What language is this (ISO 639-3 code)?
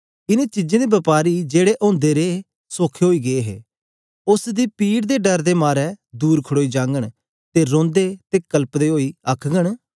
doi